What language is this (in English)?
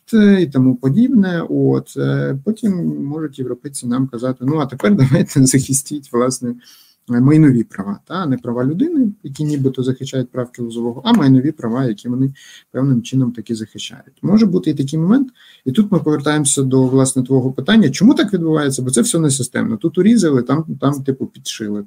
Ukrainian